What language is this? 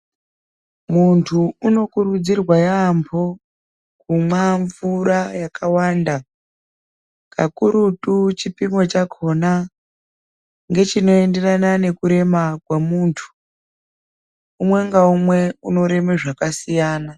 Ndau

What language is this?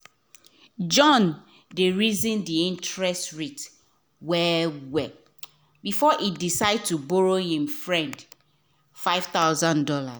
Nigerian Pidgin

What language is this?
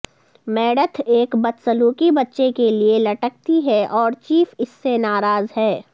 Urdu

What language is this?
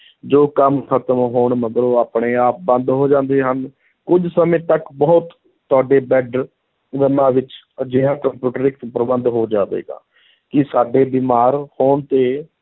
Punjabi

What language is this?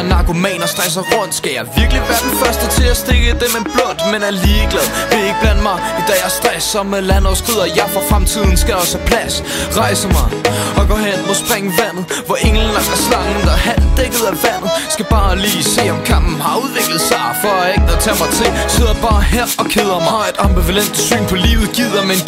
Danish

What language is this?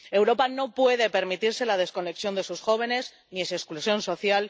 Spanish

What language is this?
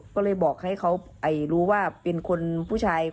Thai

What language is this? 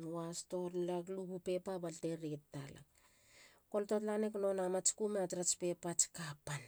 Halia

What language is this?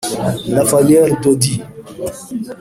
Kinyarwanda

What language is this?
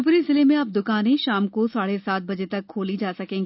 Hindi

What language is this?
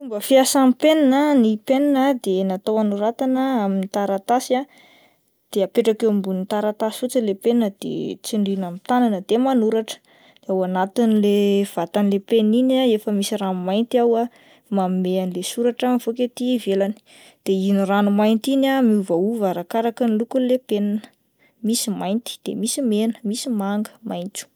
Malagasy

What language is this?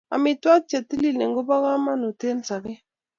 Kalenjin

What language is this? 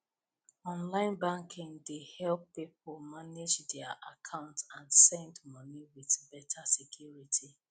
Nigerian Pidgin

